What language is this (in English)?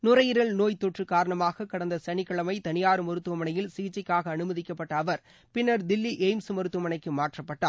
Tamil